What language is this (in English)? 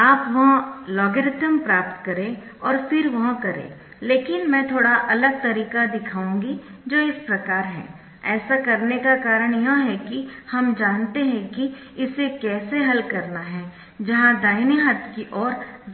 Hindi